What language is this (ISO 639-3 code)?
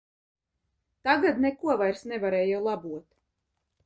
lav